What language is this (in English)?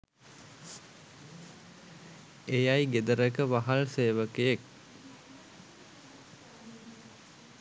Sinhala